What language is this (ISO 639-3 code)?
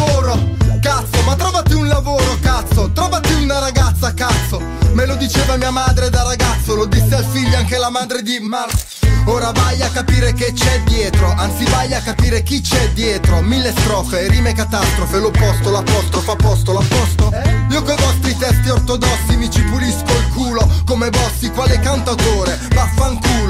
ita